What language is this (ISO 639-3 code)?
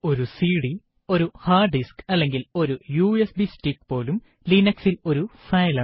mal